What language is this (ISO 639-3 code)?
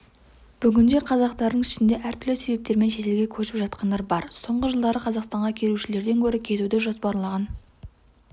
kaz